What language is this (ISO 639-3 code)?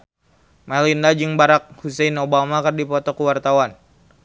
sun